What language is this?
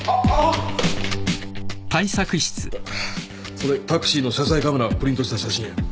Japanese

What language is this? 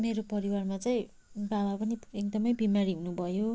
Nepali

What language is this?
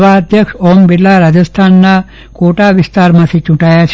Gujarati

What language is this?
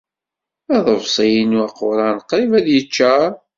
Kabyle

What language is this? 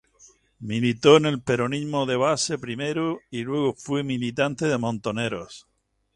Spanish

